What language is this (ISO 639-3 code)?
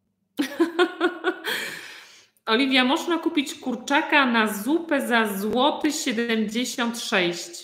pol